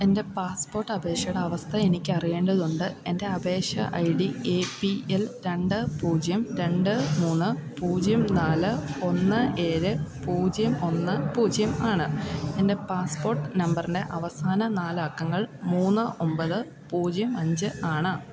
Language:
Malayalam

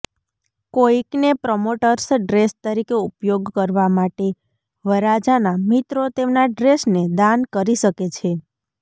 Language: Gujarati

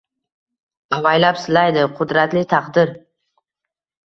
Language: Uzbek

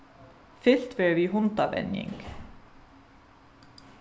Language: Faroese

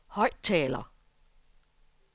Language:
Danish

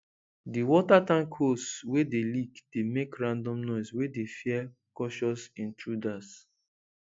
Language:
Nigerian Pidgin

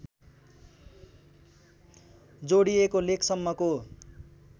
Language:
Nepali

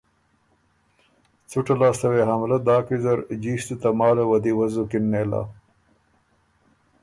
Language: Ormuri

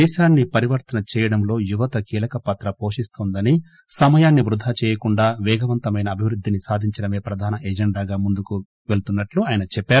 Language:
Telugu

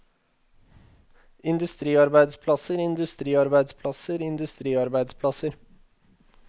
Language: Norwegian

